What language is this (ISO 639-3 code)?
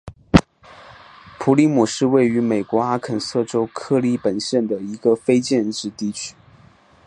zho